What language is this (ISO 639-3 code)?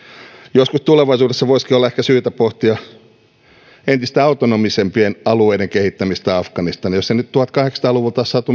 fin